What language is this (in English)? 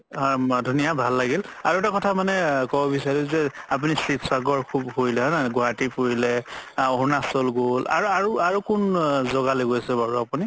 Assamese